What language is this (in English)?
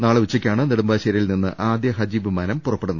Malayalam